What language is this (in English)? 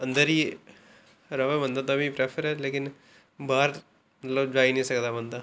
Dogri